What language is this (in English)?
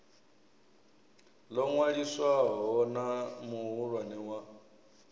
Venda